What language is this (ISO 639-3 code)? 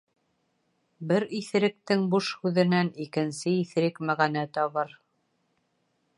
bak